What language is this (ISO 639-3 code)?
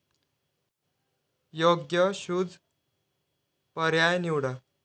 mar